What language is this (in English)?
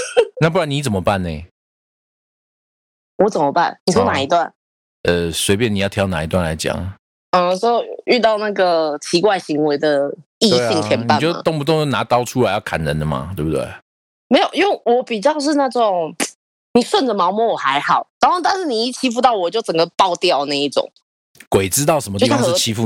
Chinese